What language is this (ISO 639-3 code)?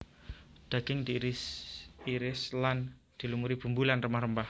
jav